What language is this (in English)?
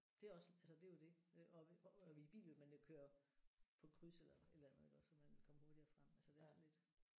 Danish